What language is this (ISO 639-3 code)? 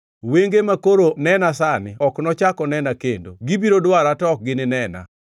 luo